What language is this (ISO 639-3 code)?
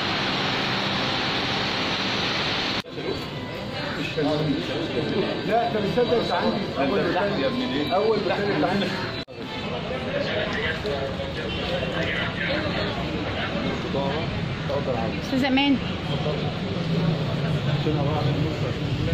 ara